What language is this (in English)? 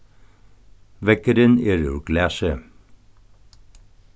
Faroese